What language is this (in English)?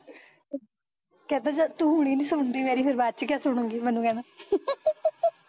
Punjabi